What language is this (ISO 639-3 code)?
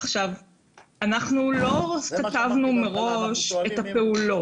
heb